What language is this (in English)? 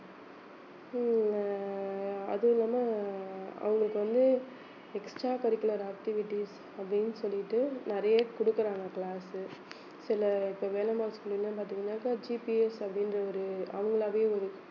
Tamil